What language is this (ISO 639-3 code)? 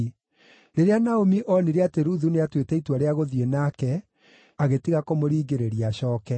kik